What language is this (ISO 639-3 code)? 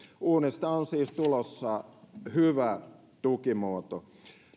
fin